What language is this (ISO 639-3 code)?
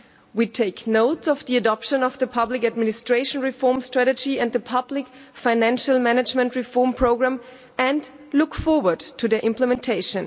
eng